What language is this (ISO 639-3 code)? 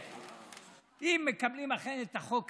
heb